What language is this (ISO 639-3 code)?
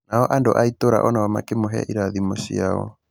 kik